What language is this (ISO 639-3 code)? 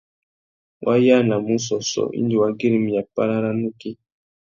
bag